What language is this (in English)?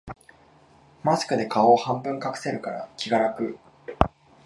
Japanese